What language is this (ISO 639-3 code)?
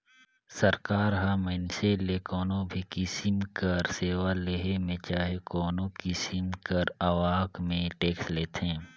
hne